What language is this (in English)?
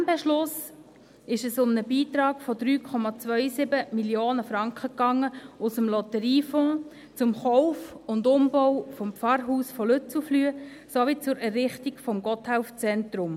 Swiss German